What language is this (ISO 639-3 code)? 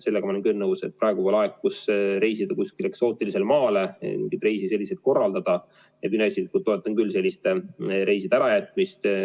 est